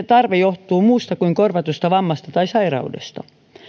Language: Finnish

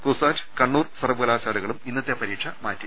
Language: Malayalam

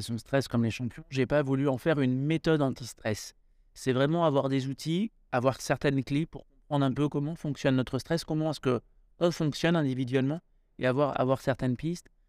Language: French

